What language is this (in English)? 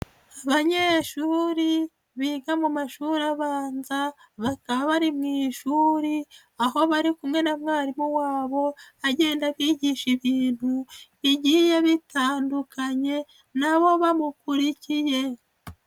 Kinyarwanda